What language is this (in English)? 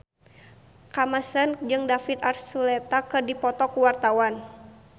Sundanese